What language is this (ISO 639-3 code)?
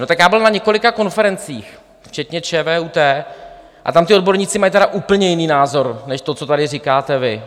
ces